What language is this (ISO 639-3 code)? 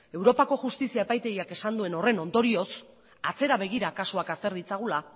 eus